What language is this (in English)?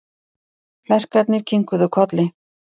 Icelandic